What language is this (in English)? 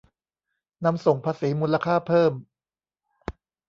Thai